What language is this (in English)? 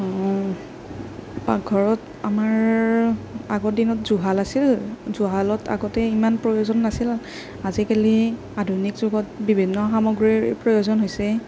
Assamese